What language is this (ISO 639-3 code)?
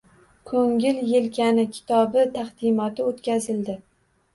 uzb